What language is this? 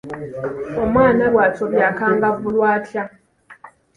Ganda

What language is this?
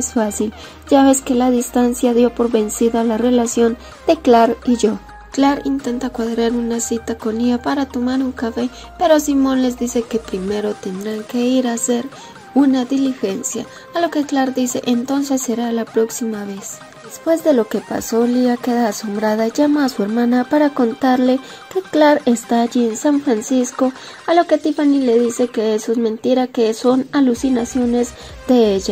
Spanish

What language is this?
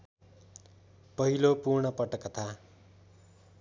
Nepali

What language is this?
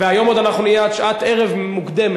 Hebrew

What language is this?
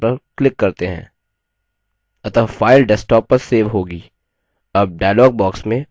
Hindi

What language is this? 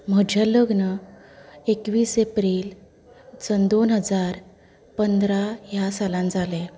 Konkani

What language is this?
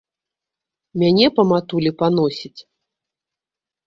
Belarusian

